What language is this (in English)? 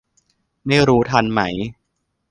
Thai